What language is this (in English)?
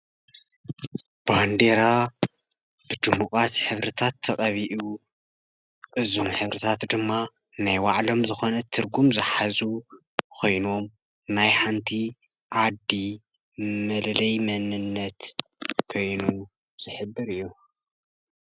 Tigrinya